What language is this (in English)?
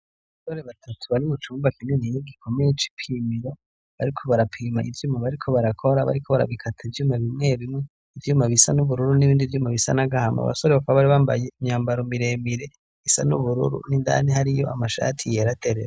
Rundi